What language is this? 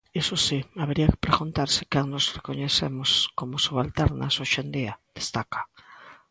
Galician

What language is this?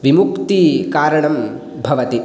Sanskrit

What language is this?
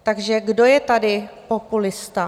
Czech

